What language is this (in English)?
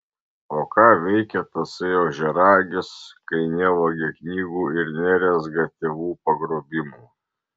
Lithuanian